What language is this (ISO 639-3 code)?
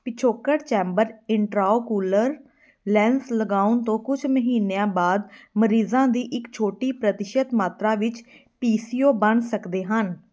pan